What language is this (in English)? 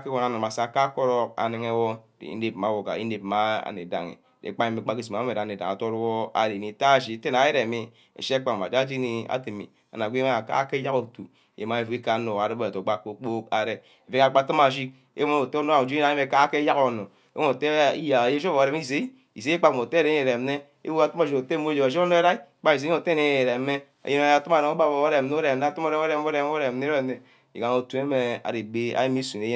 Ubaghara